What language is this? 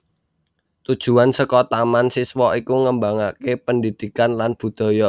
Javanese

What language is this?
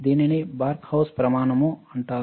Telugu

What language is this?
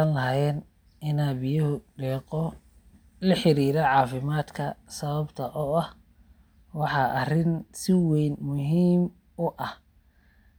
Somali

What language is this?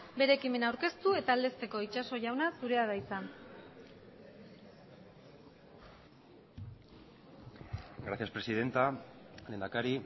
Basque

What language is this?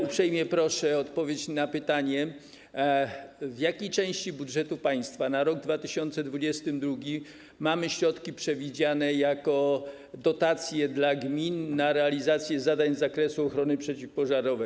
Polish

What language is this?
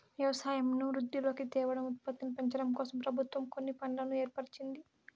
Telugu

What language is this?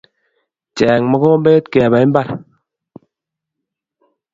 Kalenjin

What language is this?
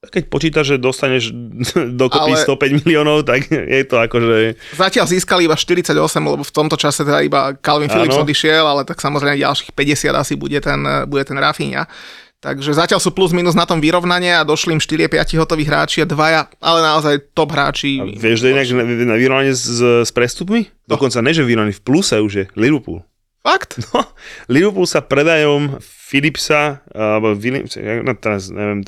Slovak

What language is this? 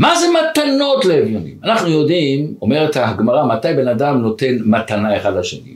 Hebrew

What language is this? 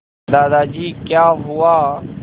Hindi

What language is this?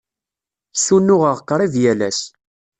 Kabyle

